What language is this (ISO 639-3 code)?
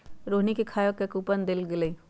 mag